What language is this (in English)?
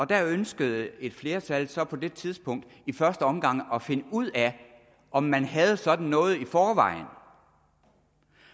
Danish